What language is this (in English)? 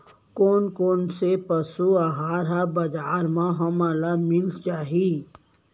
Chhattisgarhi